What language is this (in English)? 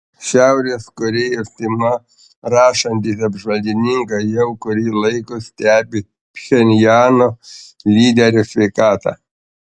Lithuanian